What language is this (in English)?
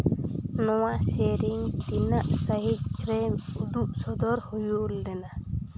Santali